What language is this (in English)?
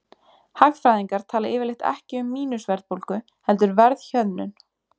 Icelandic